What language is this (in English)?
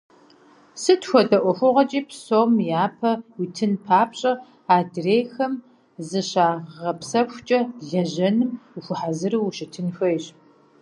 Kabardian